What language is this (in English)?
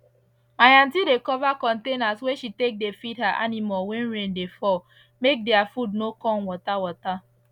Nigerian Pidgin